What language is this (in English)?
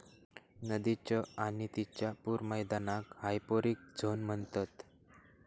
Marathi